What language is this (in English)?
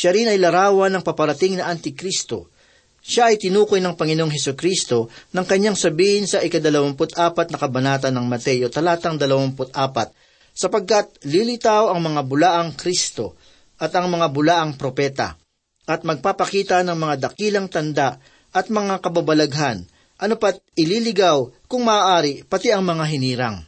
Filipino